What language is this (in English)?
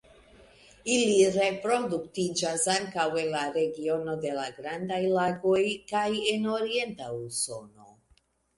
Esperanto